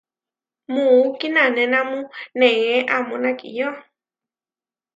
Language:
Huarijio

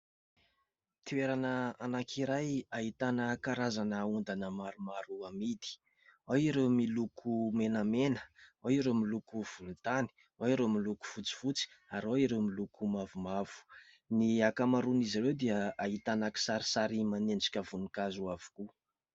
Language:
Malagasy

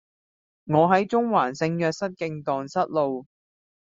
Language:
Cantonese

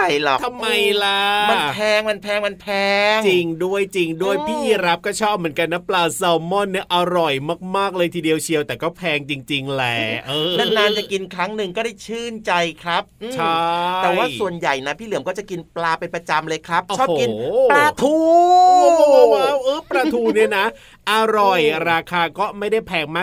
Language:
Thai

